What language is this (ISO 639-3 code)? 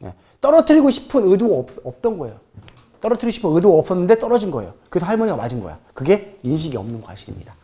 kor